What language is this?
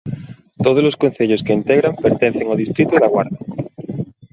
Galician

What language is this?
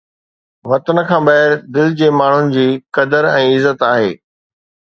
Sindhi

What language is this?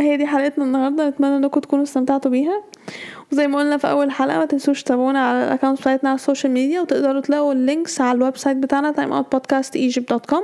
Arabic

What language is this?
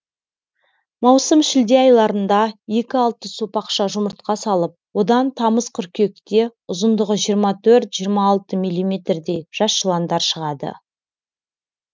Kazakh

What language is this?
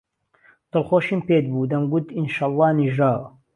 Central Kurdish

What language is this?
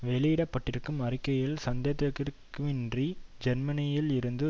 Tamil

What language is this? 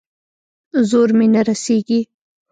Pashto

